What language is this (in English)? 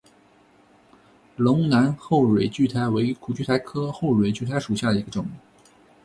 Chinese